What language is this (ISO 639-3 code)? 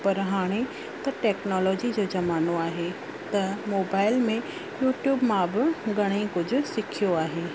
snd